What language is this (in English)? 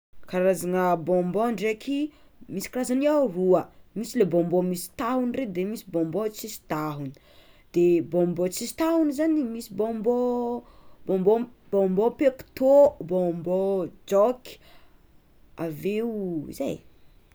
Tsimihety Malagasy